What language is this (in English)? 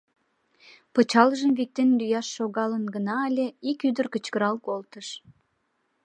Mari